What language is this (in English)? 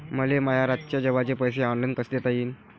Marathi